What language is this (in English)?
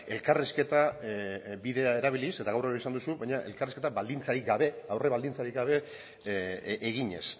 Basque